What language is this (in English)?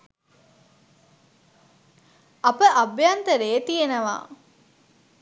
Sinhala